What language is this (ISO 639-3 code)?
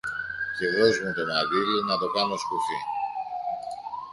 ell